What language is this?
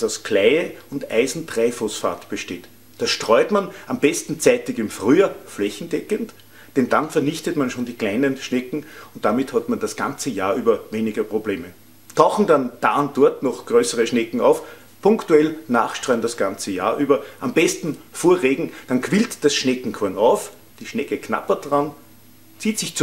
German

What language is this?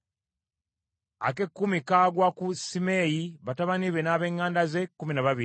Ganda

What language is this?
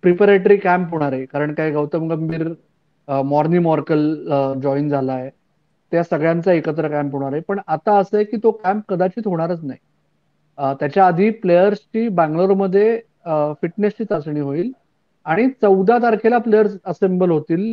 Marathi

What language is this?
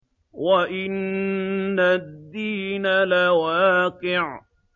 Arabic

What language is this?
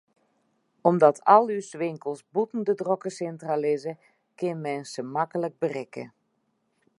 Western Frisian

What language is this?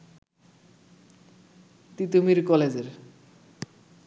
Bangla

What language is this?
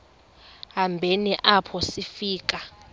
Xhosa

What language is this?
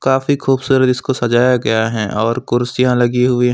Hindi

